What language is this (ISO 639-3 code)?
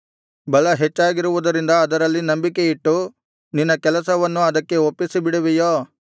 kan